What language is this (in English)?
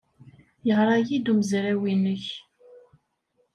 Kabyle